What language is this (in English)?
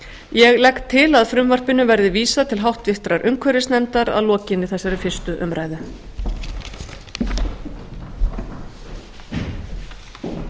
Icelandic